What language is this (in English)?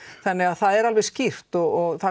Icelandic